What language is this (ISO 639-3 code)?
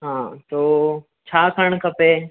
snd